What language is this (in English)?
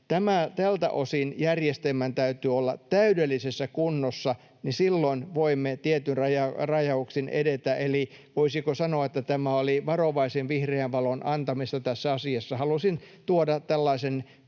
Finnish